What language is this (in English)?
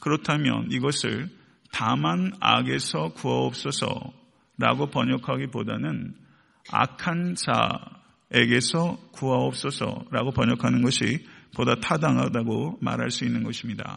Korean